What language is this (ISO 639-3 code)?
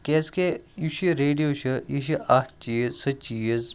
kas